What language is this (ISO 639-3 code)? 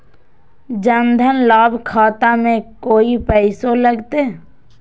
mag